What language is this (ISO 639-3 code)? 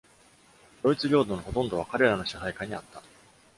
jpn